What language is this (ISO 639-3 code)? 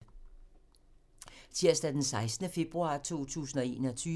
dan